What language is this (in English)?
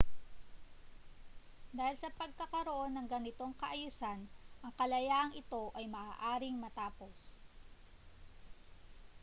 Filipino